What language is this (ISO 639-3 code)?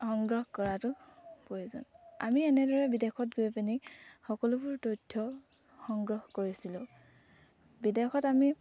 asm